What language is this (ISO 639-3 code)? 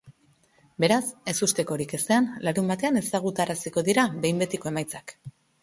eus